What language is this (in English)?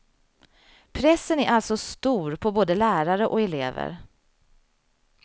Swedish